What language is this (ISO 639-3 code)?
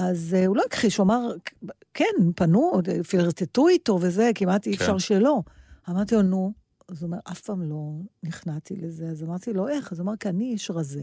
heb